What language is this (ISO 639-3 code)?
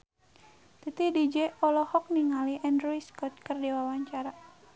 sun